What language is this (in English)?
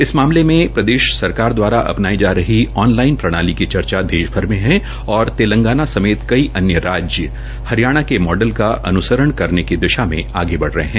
Hindi